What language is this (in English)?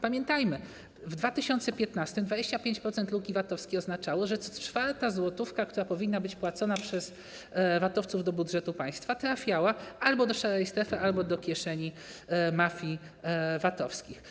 Polish